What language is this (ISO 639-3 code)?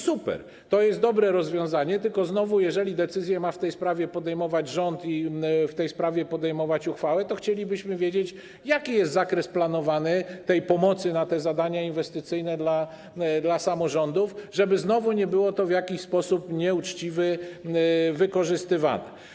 pol